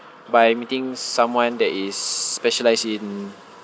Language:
English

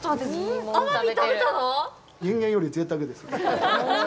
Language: Japanese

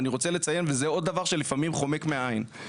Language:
Hebrew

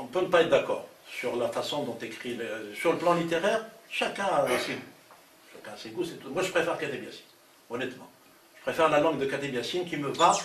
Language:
French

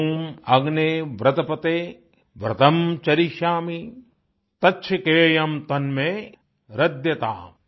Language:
Hindi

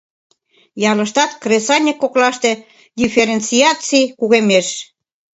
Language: Mari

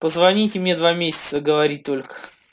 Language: Russian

